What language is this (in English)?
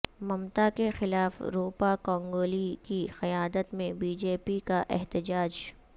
Urdu